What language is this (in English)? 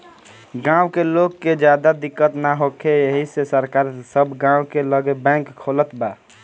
Bhojpuri